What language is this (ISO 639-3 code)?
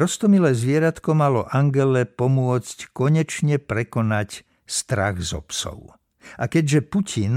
slk